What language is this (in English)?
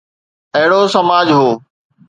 Sindhi